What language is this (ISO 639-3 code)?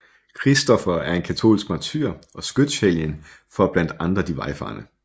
dan